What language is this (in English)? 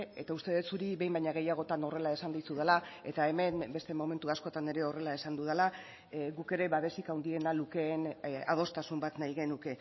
Basque